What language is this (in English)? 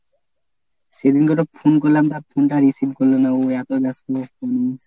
Bangla